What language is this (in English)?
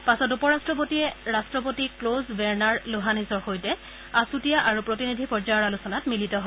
Assamese